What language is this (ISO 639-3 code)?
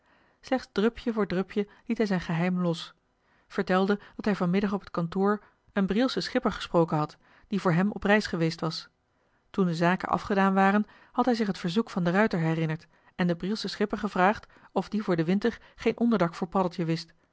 nld